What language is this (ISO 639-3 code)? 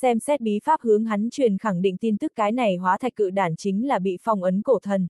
vie